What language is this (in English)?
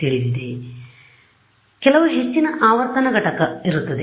Kannada